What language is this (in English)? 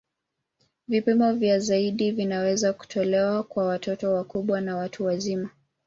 Swahili